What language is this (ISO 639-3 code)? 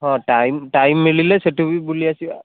ori